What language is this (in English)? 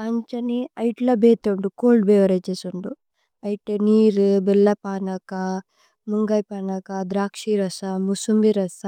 Tulu